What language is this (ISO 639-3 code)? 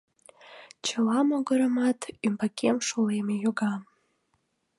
chm